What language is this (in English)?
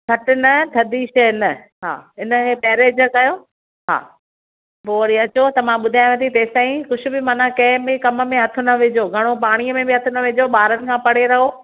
Sindhi